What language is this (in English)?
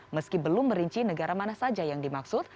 Indonesian